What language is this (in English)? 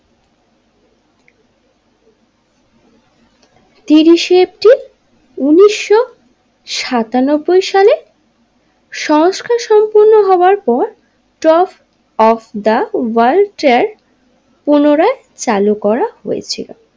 Bangla